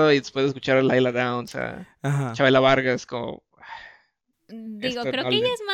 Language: Spanish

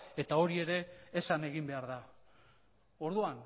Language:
Basque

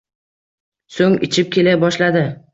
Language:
Uzbek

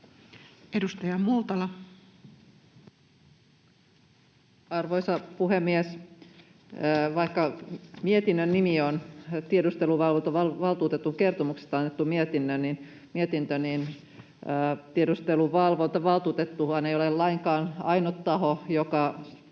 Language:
Finnish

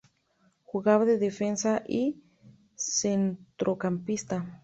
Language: Spanish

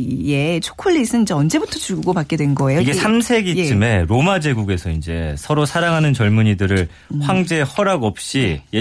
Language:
Korean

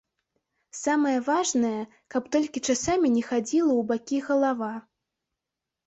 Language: Belarusian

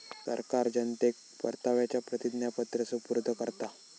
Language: Marathi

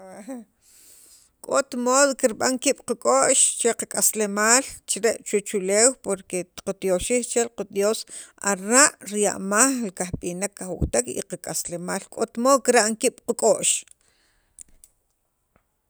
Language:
Sacapulteco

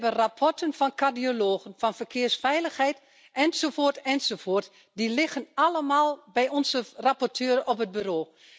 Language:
Dutch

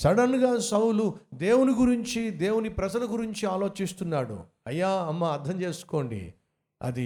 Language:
Telugu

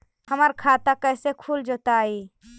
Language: Magahi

